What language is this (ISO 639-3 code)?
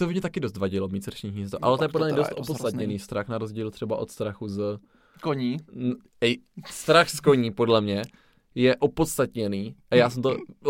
ces